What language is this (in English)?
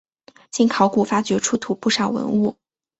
Chinese